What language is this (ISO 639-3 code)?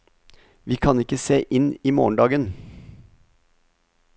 nor